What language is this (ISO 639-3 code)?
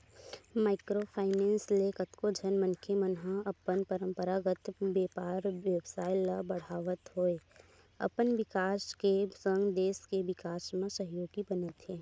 hne